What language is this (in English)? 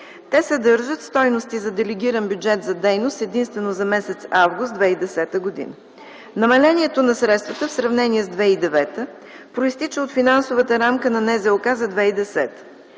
Bulgarian